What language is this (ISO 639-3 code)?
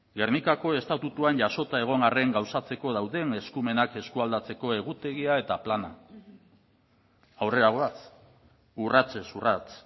eus